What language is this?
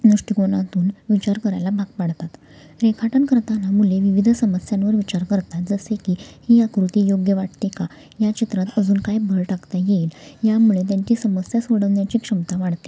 Marathi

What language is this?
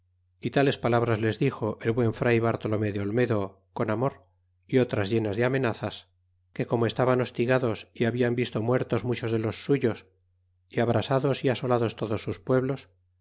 Spanish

